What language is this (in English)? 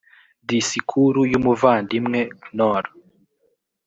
Kinyarwanda